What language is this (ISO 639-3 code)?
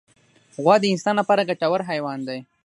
pus